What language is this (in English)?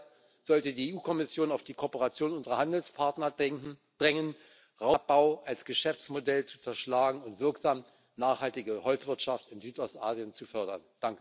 German